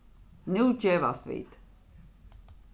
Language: Faroese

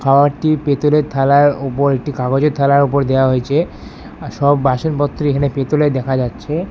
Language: Bangla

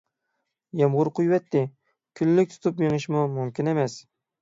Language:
Uyghur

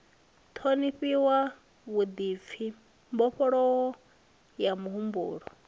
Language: Venda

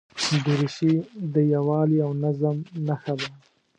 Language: Pashto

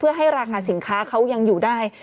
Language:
Thai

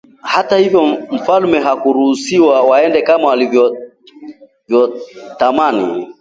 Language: Swahili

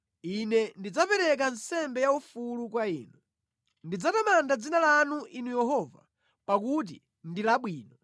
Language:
Nyanja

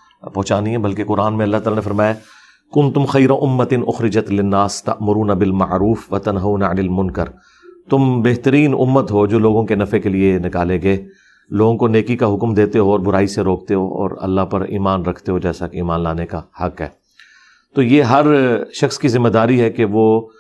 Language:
Urdu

